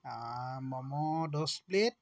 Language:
Assamese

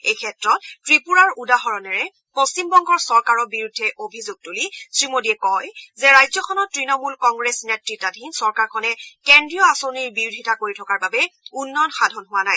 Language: Assamese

